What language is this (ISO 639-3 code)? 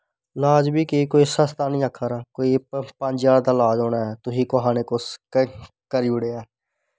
doi